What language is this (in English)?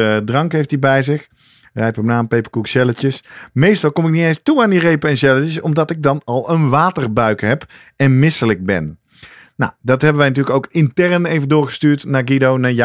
Dutch